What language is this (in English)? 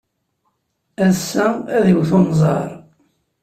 Kabyle